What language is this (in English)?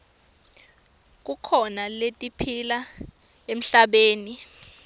Swati